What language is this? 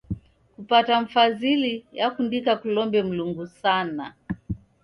Taita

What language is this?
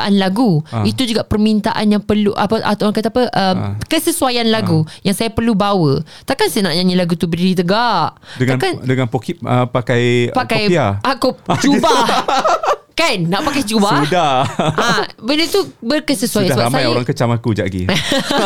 Malay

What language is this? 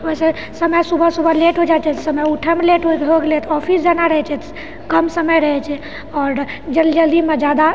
Maithili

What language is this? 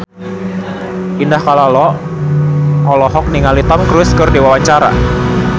Sundanese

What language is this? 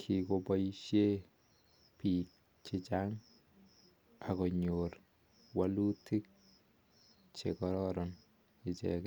Kalenjin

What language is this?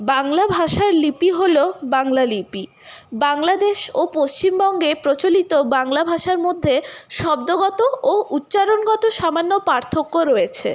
Bangla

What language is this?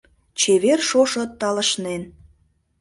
Mari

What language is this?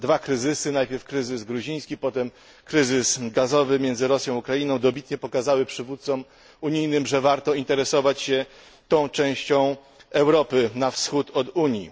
Polish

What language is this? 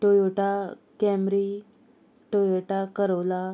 Konkani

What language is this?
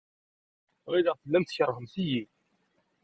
Kabyle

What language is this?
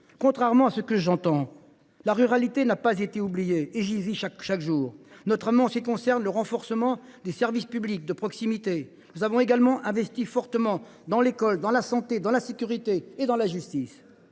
French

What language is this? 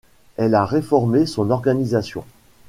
French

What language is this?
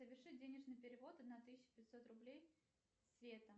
Russian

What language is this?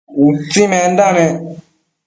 Matsés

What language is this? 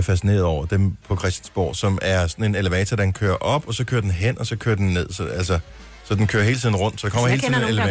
Danish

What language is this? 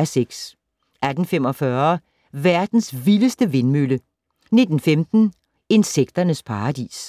Danish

